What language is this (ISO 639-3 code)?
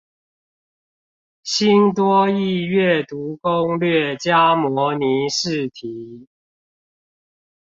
zho